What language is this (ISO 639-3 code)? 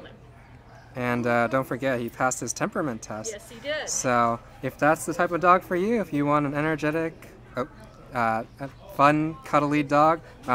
eng